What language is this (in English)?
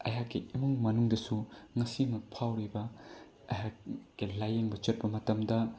Manipuri